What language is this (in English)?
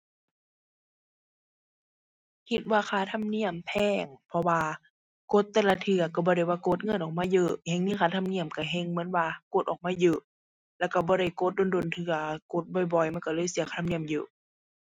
Thai